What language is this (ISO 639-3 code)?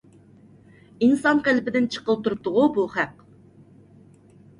uig